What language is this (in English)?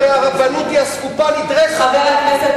Hebrew